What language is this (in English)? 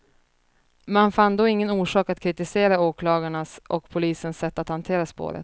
Swedish